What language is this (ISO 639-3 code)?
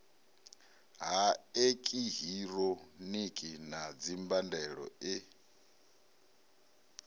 ven